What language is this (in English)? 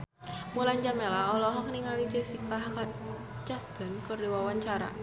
Sundanese